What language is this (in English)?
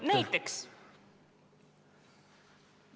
Estonian